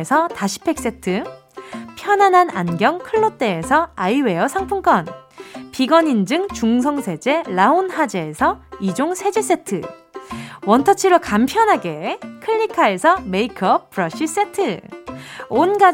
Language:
Korean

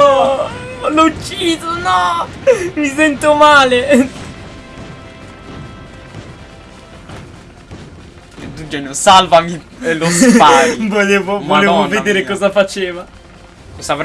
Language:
Italian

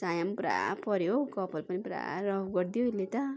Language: Nepali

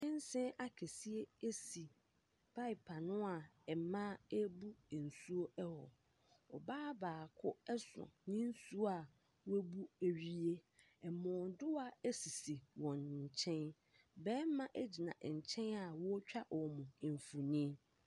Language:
Akan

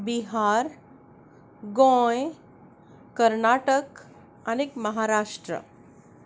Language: Konkani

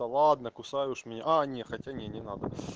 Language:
Russian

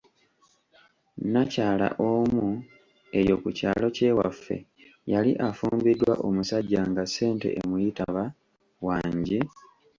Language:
Ganda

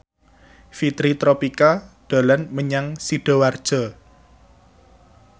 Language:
Javanese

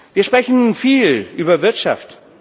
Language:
German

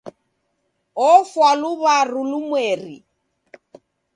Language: Taita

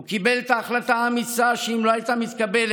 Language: Hebrew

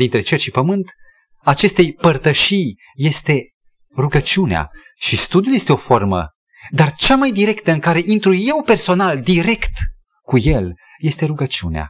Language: Romanian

